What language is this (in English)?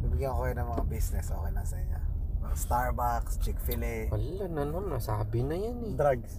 Filipino